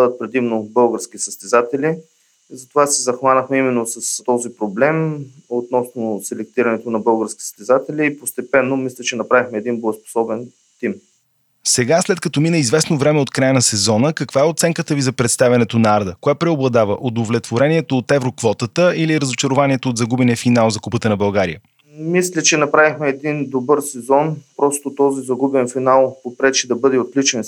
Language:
Bulgarian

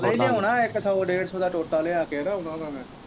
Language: Punjabi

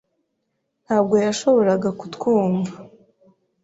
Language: Kinyarwanda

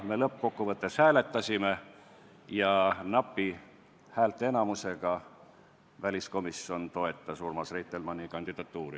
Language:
Estonian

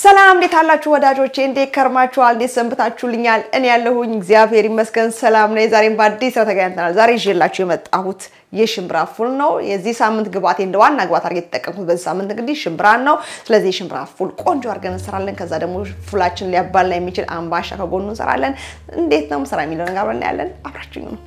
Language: Arabic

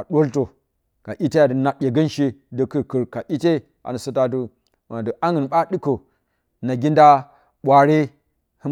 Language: Bacama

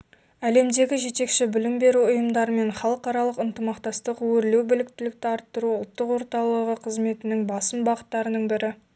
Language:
Kazakh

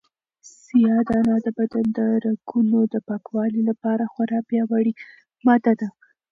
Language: Pashto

